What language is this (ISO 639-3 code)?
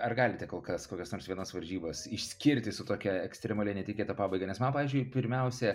lit